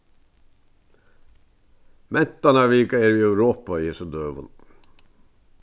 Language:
Faroese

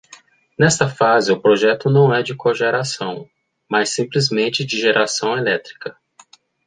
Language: Portuguese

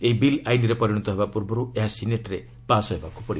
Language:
Odia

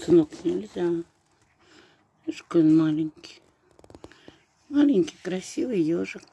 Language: Russian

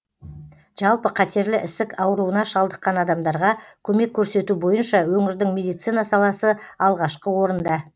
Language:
Kazakh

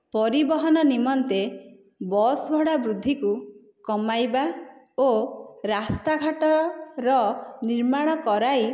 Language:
Odia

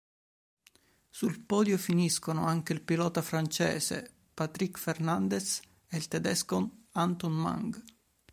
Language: Italian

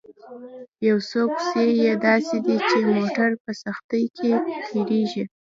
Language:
Pashto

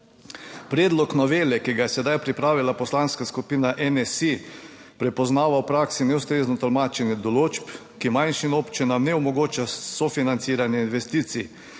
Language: Slovenian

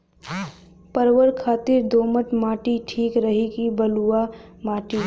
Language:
Bhojpuri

